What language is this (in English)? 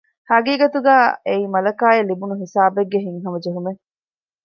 Divehi